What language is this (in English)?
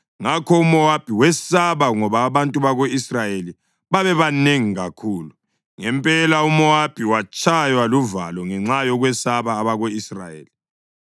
North Ndebele